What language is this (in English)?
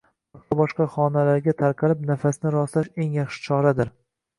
Uzbek